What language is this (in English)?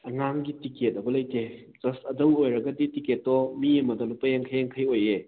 Manipuri